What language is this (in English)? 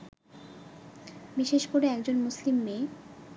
Bangla